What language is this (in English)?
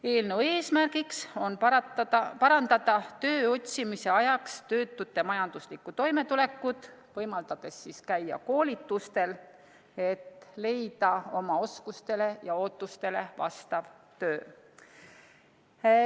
Estonian